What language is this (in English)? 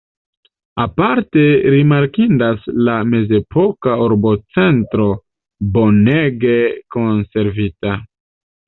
Esperanto